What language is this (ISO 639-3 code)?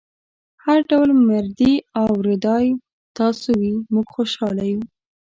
pus